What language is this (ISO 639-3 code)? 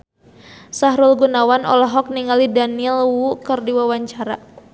sun